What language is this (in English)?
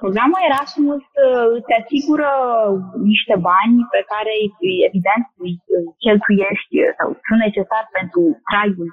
Romanian